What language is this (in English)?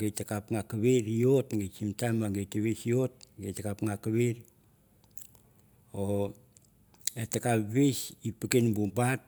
Mandara